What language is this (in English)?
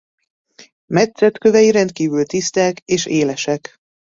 Hungarian